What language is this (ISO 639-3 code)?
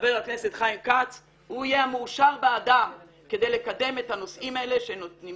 heb